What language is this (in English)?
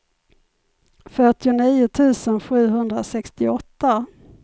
Swedish